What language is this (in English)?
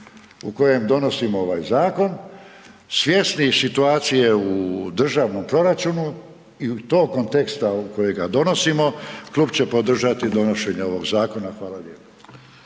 Croatian